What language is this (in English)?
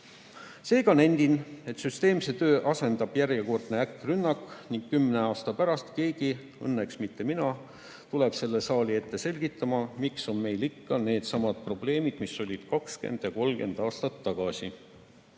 Estonian